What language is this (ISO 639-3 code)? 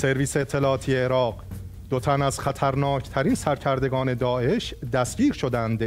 fas